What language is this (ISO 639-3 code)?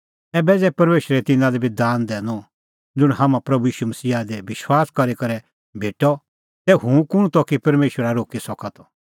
kfx